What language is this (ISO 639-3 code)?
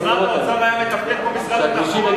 heb